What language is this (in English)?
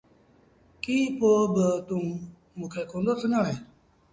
Sindhi Bhil